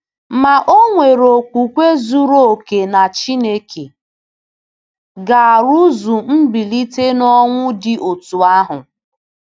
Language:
Igbo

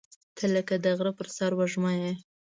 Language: Pashto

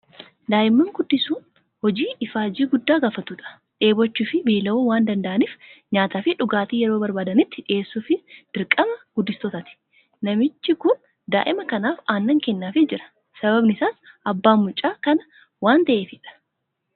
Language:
Oromo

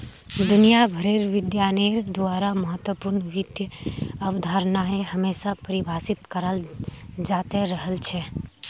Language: Magahi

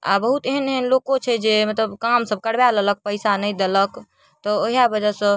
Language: Maithili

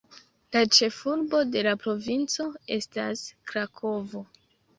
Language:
Esperanto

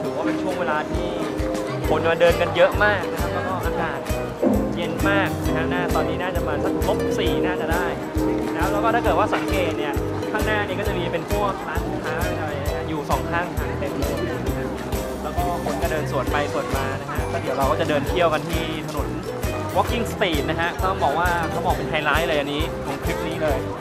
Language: Thai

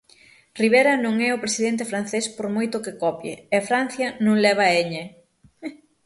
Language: Galician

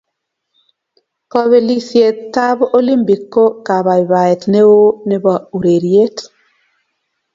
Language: Kalenjin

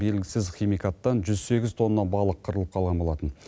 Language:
Kazakh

